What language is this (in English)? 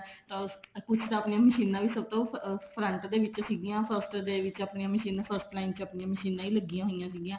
Punjabi